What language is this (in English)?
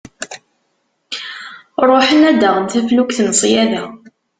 Kabyle